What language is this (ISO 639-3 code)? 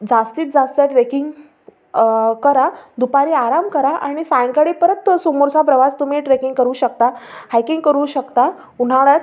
mar